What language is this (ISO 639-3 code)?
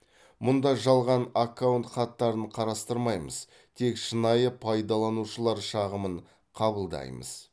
kaz